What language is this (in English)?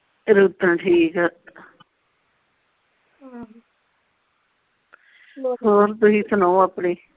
Punjabi